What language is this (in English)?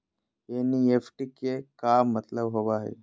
Magahi